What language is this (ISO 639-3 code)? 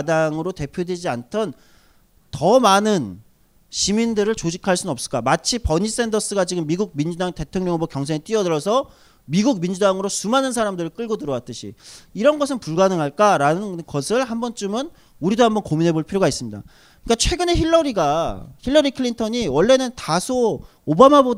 kor